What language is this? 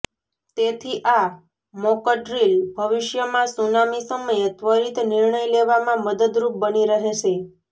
Gujarati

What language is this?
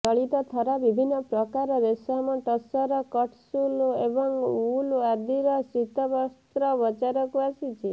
Odia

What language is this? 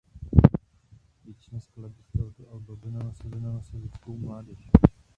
Czech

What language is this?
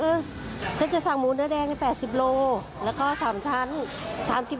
Thai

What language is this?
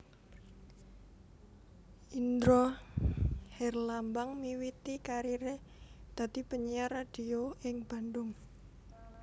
Javanese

